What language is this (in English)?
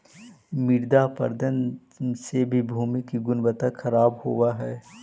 Magahi